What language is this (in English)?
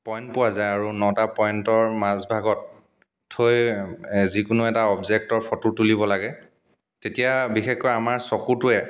Assamese